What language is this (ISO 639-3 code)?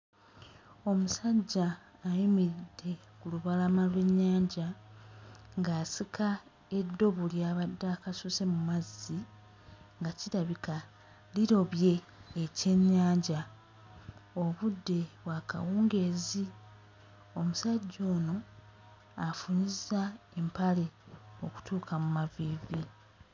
lug